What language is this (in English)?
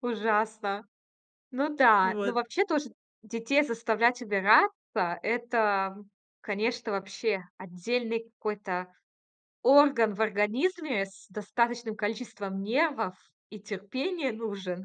Russian